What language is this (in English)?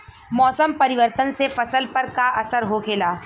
Bhojpuri